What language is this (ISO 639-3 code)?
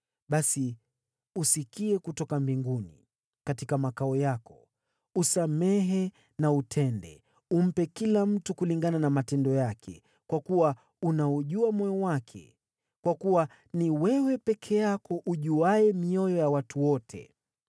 swa